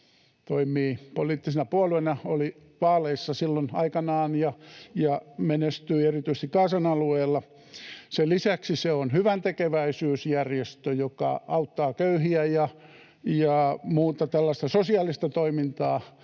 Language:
Finnish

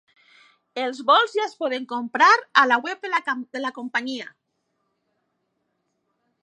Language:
Catalan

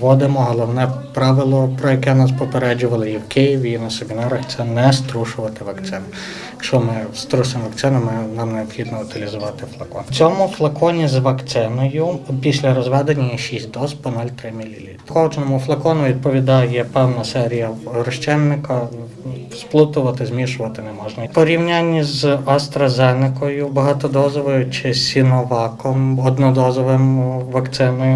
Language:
Ukrainian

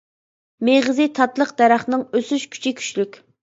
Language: Uyghur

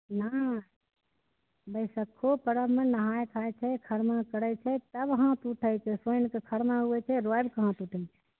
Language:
Maithili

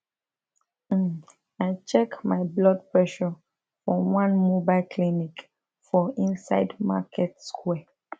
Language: Nigerian Pidgin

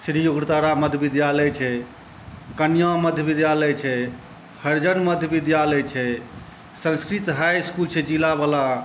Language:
Maithili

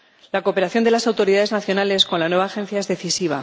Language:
Spanish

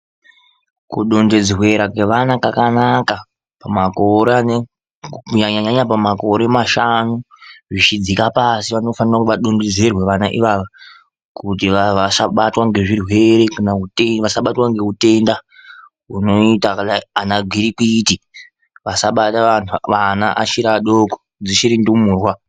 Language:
Ndau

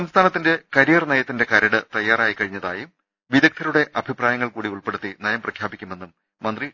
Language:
Malayalam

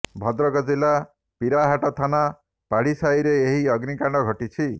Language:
Odia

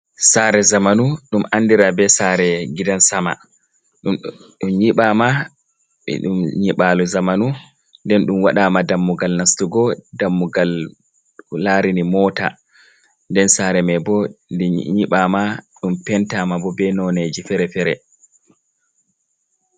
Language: Fula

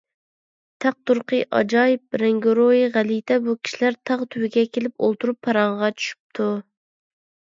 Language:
Uyghur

